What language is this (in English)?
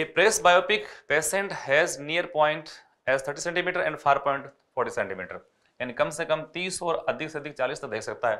Hindi